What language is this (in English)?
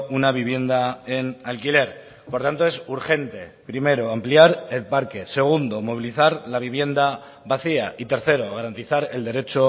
Spanish